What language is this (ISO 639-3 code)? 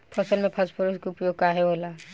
bho